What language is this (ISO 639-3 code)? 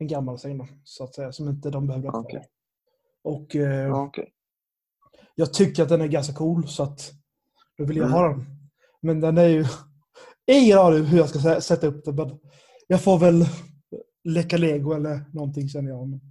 swe